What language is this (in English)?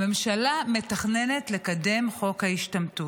Hebrew